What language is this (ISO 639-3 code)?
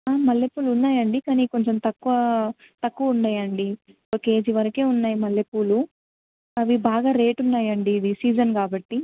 tel